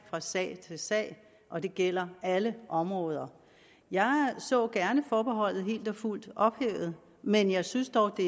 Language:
Danish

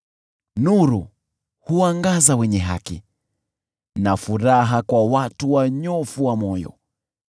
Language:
Swahili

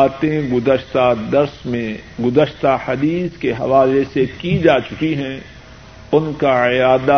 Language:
Urdu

